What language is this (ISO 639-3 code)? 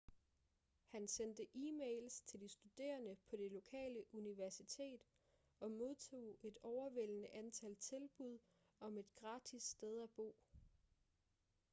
dan